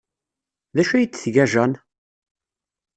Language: Kabyle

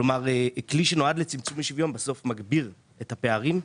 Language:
Hebrew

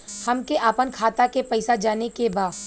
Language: Bhojpuri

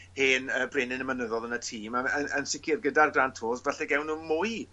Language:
Welsh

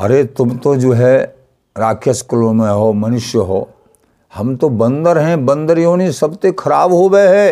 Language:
Hindi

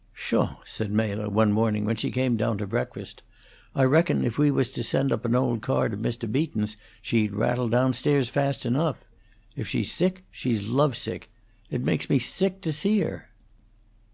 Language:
English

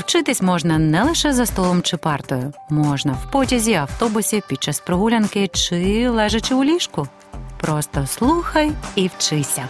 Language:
Ukrainian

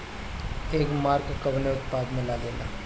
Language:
Bhojpuri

